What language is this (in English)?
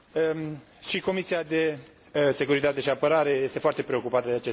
Romanian